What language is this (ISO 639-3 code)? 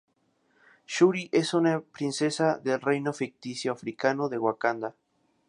spa